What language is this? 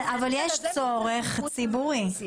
Hebrew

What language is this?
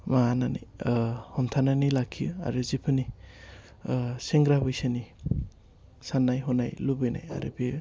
Bodo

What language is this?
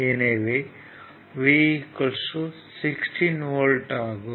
Tamil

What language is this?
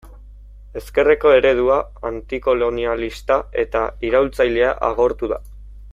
Basque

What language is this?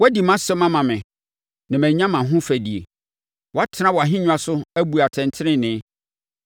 Akan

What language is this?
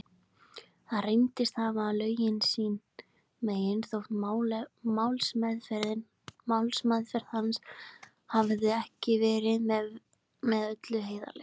Icelandic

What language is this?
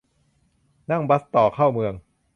Thai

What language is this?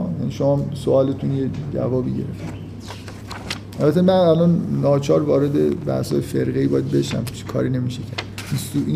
Persian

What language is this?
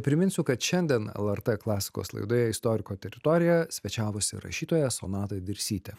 Lithuanian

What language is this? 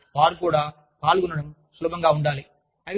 Telugu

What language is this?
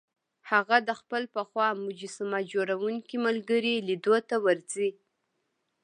Pashto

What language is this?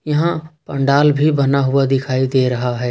Hindi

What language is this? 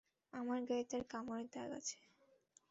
Bangla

